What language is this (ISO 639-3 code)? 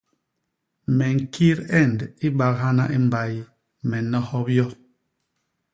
bas